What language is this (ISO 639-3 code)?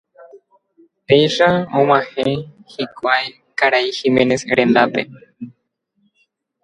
grn